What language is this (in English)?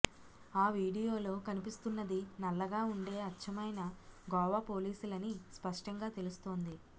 Telugu